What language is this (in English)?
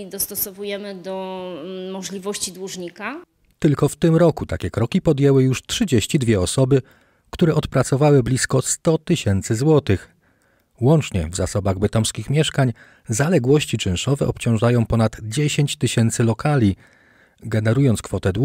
Polish